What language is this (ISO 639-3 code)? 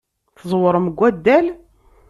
kab